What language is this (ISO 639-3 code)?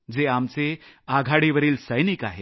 mar